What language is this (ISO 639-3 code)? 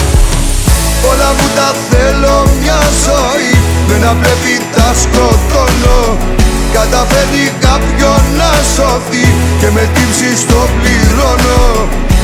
ell